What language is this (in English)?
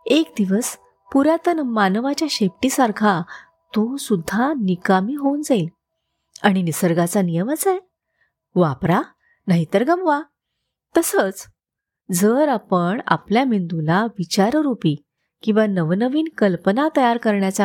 Marathi